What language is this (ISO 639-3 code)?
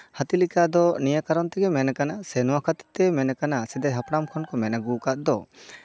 sat